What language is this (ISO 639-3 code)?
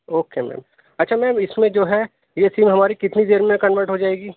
urd